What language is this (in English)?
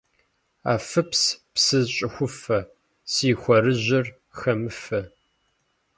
Kabardian